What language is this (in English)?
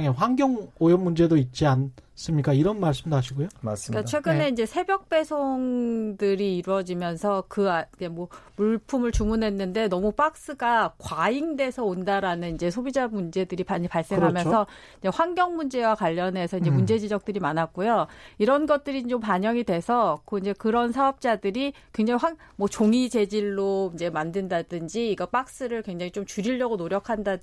Korean